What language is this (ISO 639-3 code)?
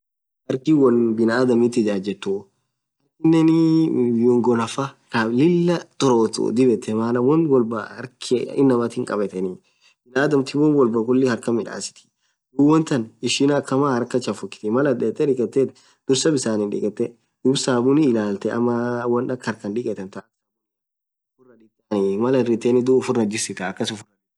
orc